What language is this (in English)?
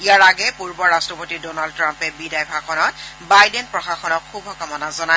Assamese